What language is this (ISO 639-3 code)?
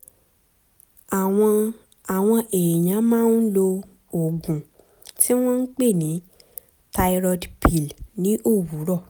yor